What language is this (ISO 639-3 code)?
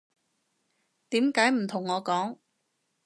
yue